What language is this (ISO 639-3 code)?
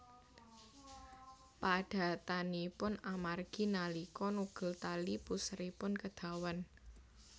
jav